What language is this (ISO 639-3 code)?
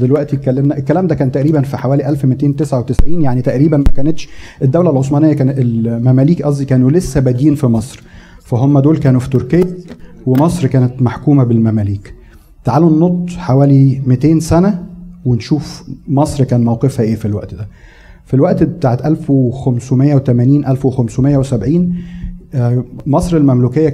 ara